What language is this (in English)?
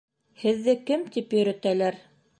Bashkir